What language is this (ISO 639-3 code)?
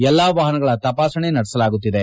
kan